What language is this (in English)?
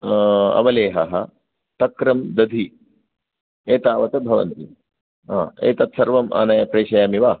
Sanskrit